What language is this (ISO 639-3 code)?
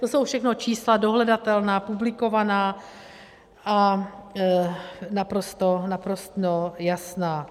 ces